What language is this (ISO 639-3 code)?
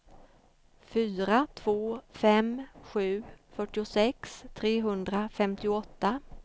swe